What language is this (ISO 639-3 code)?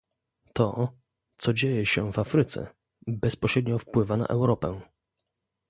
pol